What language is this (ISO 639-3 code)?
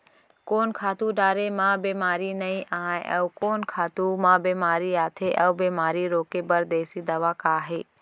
hne